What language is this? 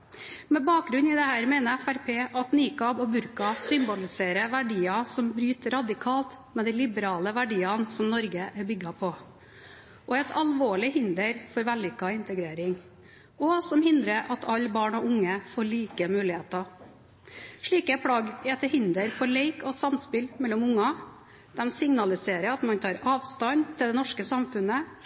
Norwegian Bokmål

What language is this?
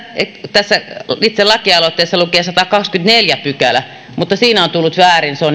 Finnish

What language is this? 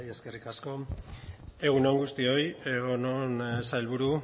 Basque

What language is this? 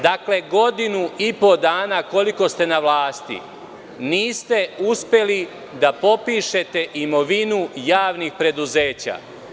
Serbian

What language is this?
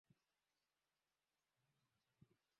Swahili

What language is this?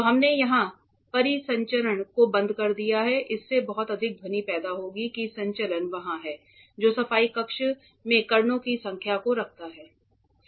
Hindi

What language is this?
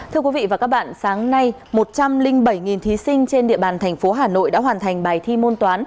Vietnamese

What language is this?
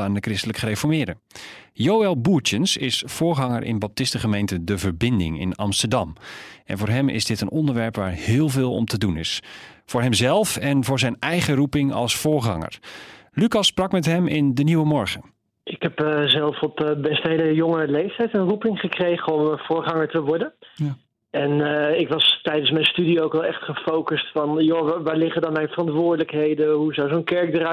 Dutch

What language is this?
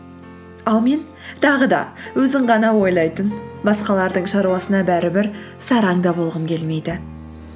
Kazakh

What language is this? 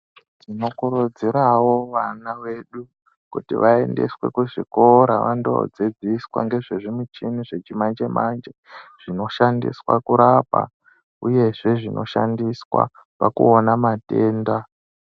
Ndau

